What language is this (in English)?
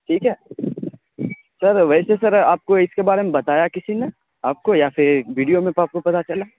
Urdu